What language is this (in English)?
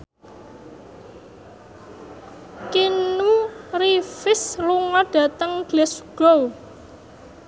Javanese